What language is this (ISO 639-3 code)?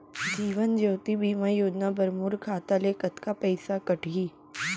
hne